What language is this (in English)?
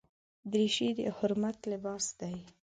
Pashto